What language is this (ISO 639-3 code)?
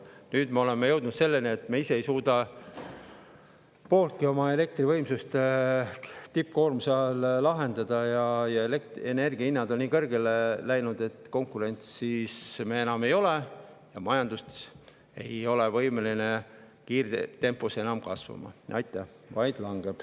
est